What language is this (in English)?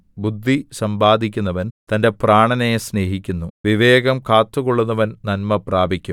Malayalam